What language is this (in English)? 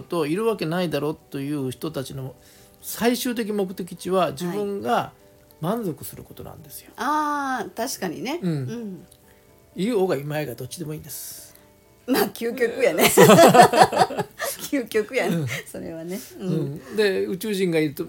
Japanese